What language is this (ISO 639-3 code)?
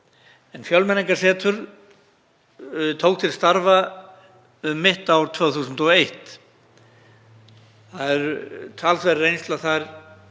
isl